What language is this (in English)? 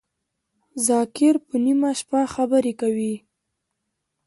Pashto